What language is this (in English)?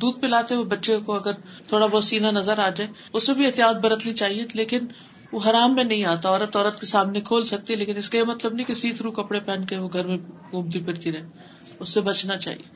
Urdu